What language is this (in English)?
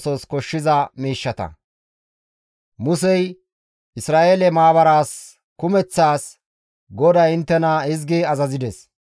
Gamo